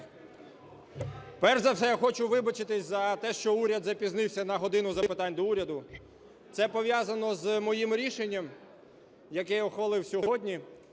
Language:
Ukrainian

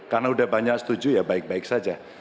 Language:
Indonesian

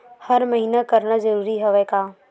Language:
Chhattisgarhi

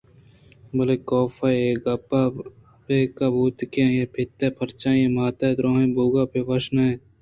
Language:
Eastern Balochi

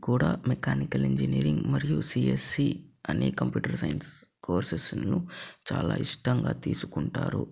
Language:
Telugu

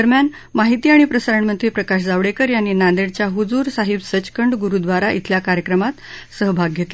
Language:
Marathi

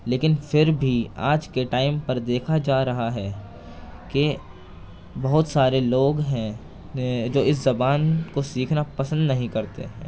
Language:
Urdu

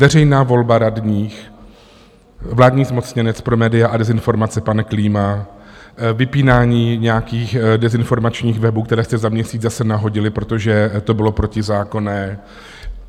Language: Czech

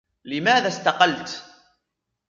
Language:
Arabic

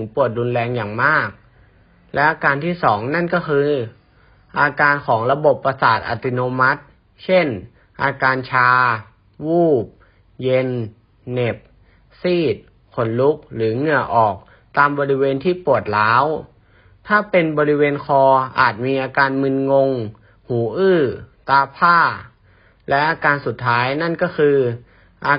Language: Thai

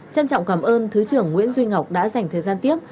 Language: Vietnamese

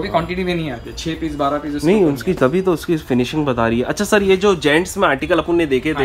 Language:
Hindi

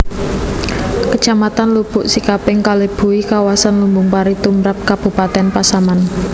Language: Javanese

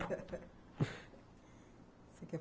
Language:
Portuguese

